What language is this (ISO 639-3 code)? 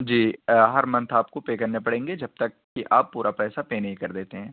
urd